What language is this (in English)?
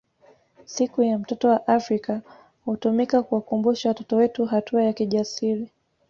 Swahili